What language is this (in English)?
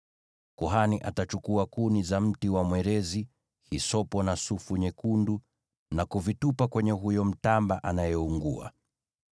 Swahili